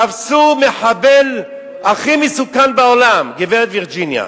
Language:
Hebrew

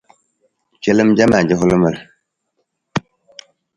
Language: Nawdm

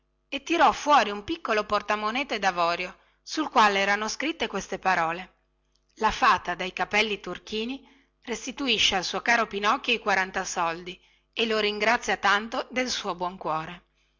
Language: Italian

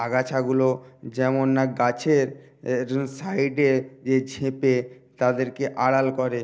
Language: Bangla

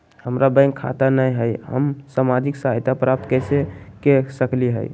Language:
Magahi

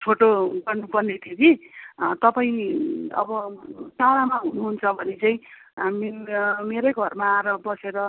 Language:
Nepali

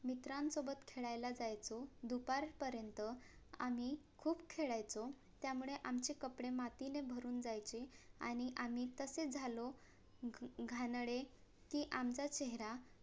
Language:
Marathi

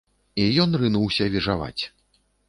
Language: Belarusian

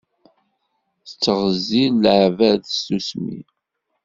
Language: Kabyle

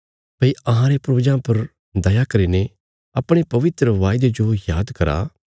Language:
Bilaspuri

